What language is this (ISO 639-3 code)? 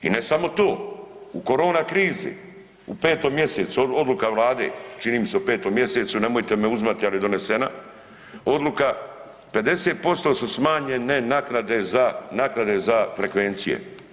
hrv